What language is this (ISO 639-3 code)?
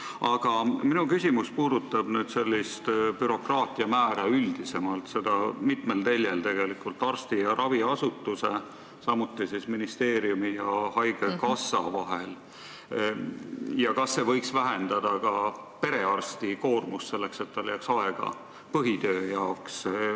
est